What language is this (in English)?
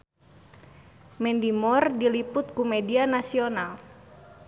Sundanese